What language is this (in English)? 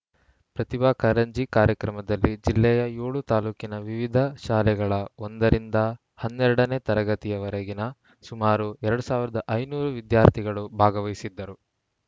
Kannada